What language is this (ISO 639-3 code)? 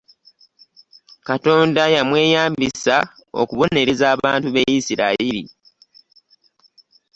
lug